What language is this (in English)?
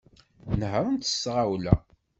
Kabyle